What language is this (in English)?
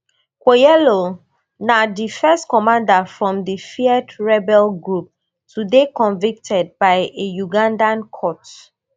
Nigerian Pidgin